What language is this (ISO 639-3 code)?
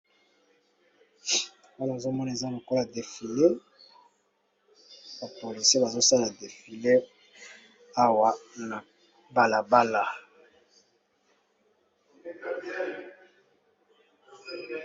lin